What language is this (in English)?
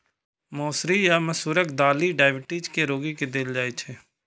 Maithili